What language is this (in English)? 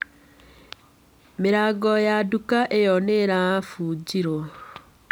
Kikuyu